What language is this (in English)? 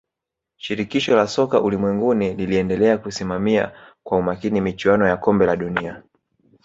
Swahili